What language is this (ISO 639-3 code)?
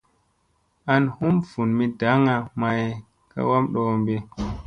mse